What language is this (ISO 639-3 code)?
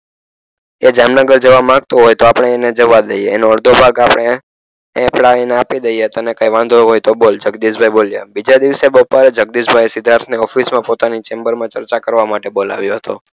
guj